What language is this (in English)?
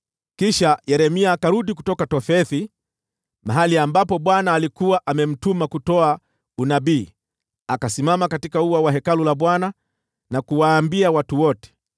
Swahili